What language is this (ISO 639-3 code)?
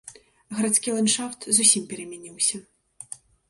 bel